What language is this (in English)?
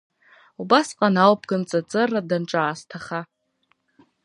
Abkhazian